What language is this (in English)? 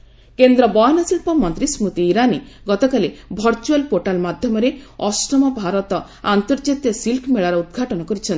Odia